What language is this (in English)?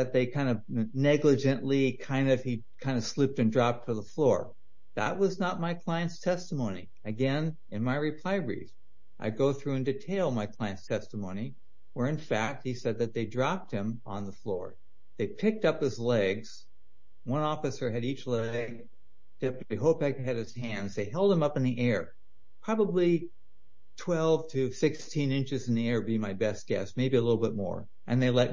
English